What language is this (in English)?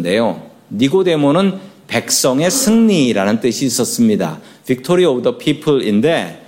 Korean